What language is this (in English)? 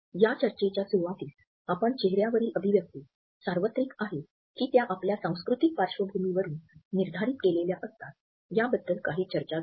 Marathi